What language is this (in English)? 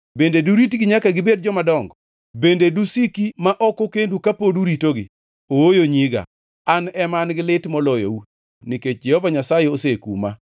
Luo (Kenya and Tanzania)